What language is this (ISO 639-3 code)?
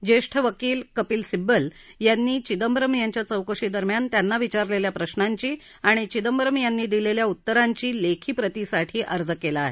mar